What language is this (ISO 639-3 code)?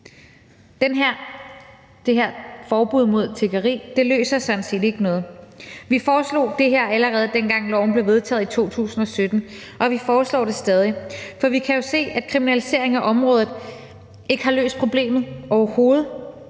dan